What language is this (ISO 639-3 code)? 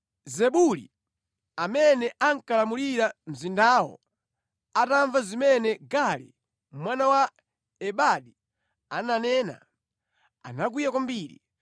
nya